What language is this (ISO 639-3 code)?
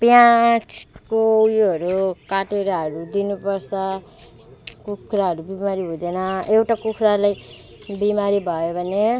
nep